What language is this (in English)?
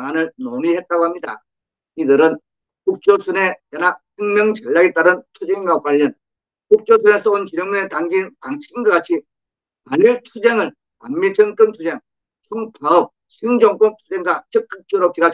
Korean